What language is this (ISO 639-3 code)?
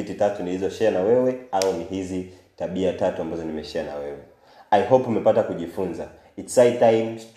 swa